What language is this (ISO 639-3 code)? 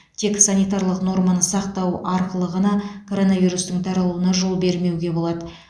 kaz